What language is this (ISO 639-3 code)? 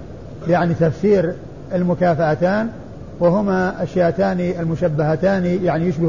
ara